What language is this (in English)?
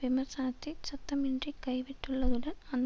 Tamil